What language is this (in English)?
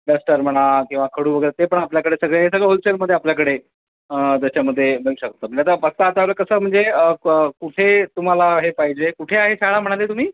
Marathi